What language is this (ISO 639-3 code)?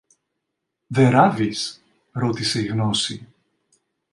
ell